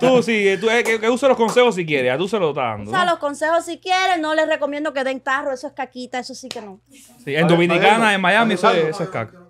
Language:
Spanish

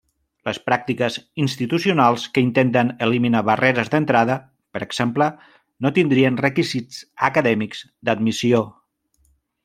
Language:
Catalan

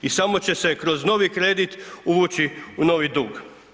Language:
Croatian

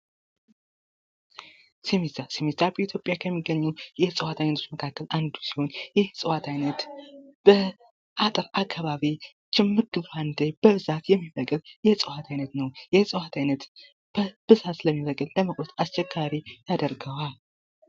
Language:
Amharic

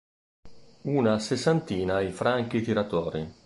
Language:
Italian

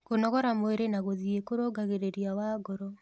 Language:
Kikuyu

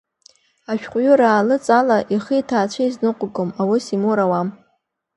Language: Abkhazian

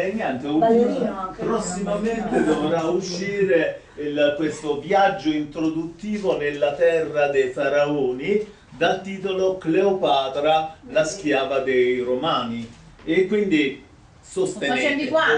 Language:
Italian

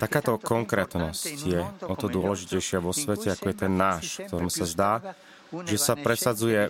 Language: Slovak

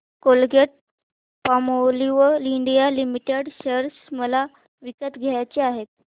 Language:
Marathi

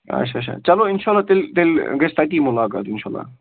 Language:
Kashmiri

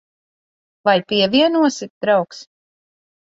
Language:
Latvian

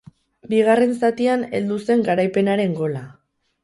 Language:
Basque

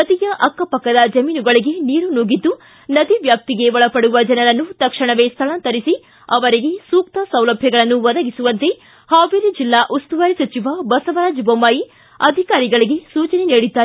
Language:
Kannada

